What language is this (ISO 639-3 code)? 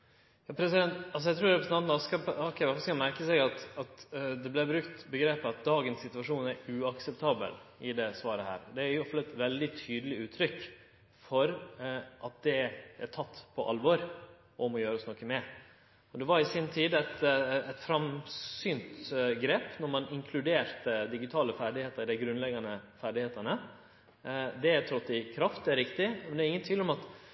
nor